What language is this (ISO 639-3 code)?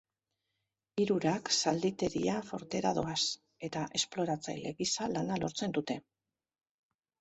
eus